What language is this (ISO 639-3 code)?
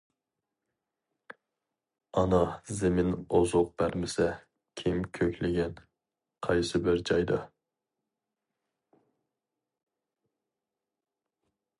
uig